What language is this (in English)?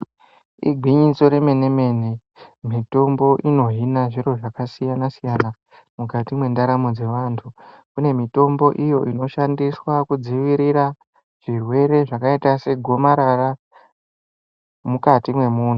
Ndau